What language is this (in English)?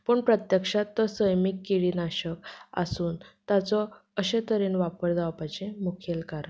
Konkani